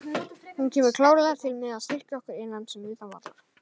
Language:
Icelandic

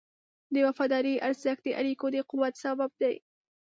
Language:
Pashto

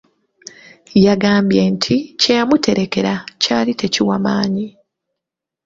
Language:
Ganda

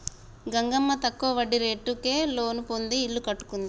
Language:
Telugu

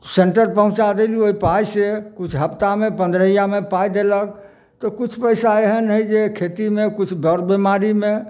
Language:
Maithili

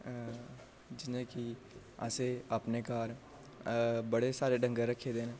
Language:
Dogri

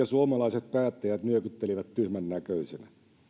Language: Finnish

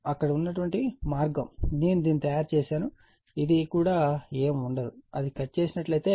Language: Telugu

